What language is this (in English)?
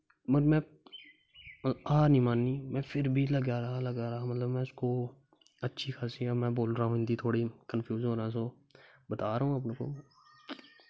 Dogri